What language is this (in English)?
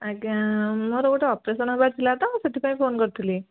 Odia